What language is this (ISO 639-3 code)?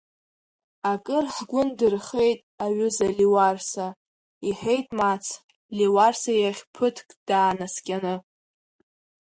abk